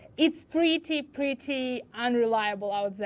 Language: English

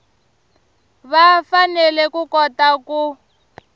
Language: Tsonga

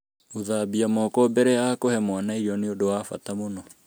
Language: Kikuyu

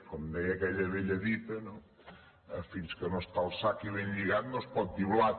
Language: Catalan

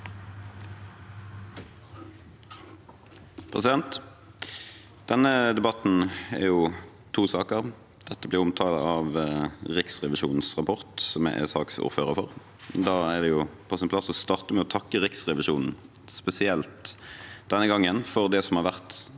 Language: Norwegian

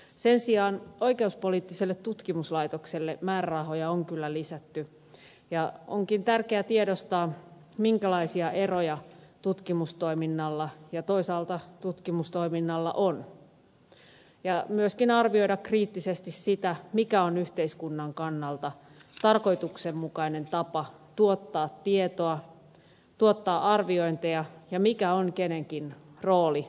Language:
Finnish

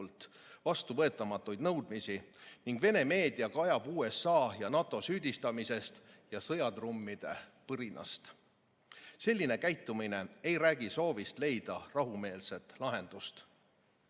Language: Estonian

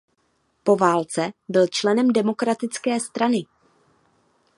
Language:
Czech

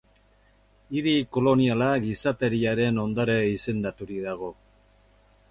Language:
Basque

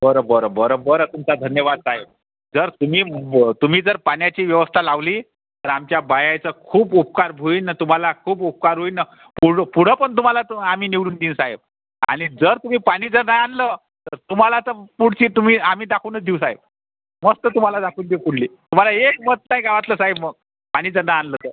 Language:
Marathi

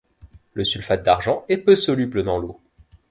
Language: French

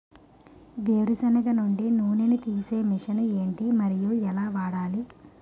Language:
Telugu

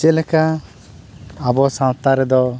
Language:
Santali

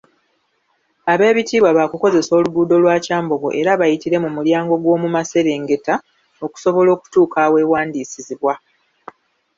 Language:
Ganda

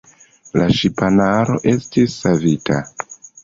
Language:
Esperanto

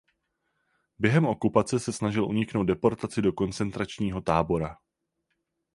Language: Czech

